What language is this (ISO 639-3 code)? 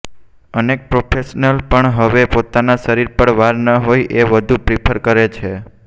guj